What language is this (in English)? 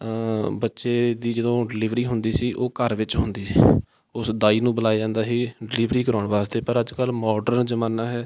Punjabi